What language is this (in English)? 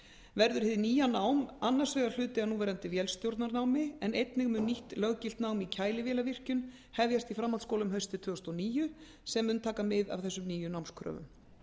Icelandic